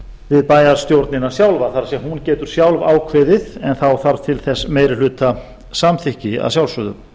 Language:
Icelandic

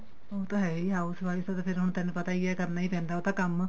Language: Punjabi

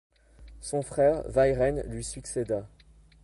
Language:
French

